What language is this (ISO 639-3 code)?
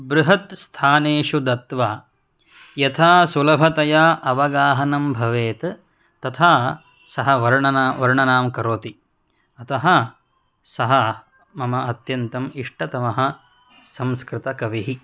san